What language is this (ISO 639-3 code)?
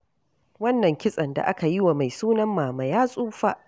hau